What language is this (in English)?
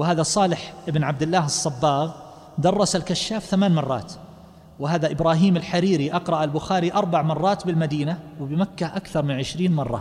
Arabic